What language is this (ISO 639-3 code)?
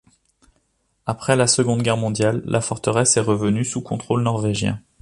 fra